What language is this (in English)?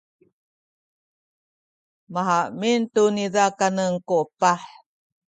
Sakizaya